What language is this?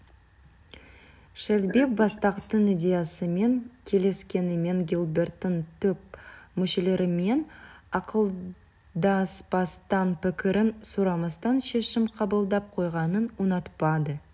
Kazakh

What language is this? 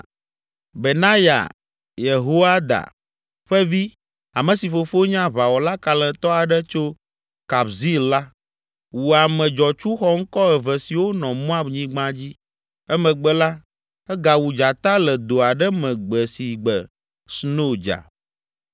Ewe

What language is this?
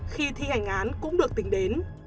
Vietnamese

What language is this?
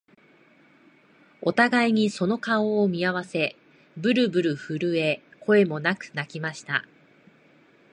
Japanese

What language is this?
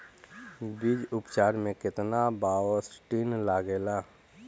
Bhojpuri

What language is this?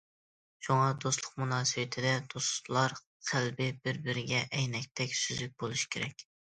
Uyghur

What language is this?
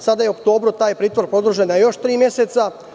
Serbian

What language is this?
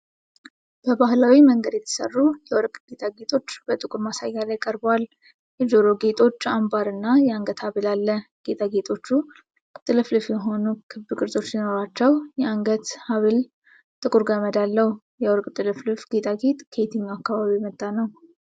Amharic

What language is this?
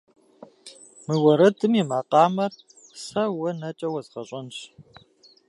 Kabardian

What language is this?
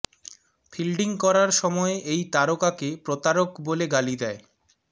Bangla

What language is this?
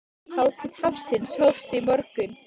Icelandic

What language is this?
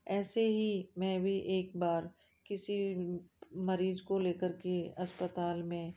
Hindi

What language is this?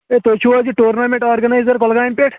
Kashmiri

